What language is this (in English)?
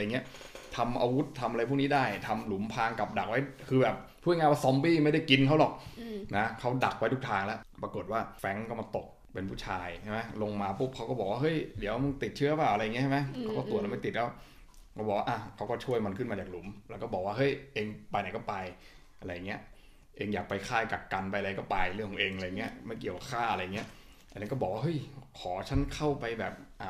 Thai